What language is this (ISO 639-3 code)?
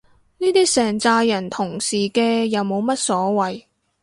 yue